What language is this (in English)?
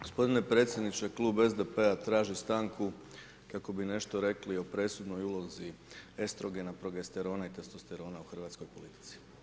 Croatian